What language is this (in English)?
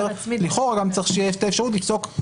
Hebrew